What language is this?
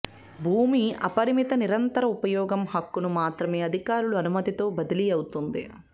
Telugu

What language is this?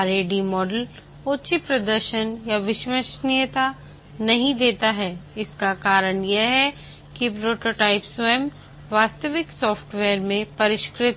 Hindi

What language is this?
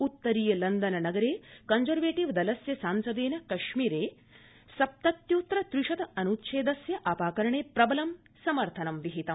Sanskrit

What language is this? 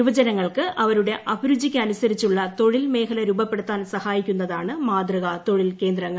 Malayalam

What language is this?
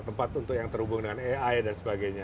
Indonesian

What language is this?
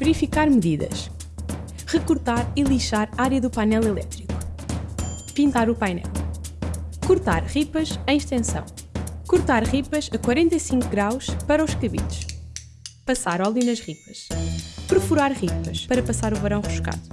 Portuguese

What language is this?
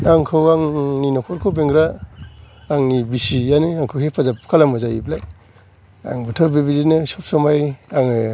Bodo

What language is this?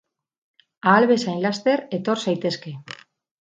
Basque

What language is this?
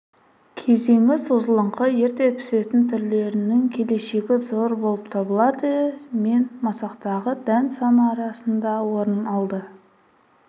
Kazakh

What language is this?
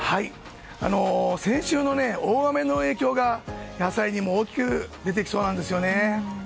Japanese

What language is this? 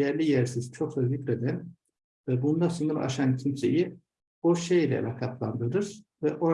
Turkish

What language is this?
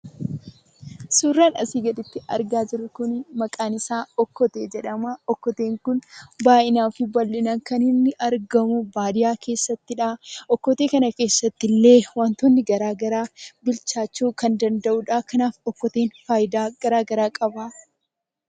Oromo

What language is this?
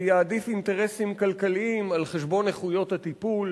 Hebrew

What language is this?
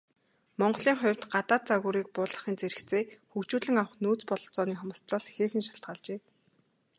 Mongolian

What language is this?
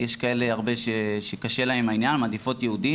Hebrew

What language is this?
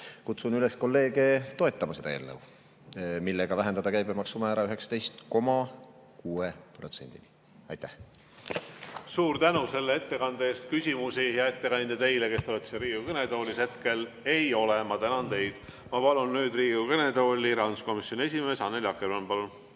Estonian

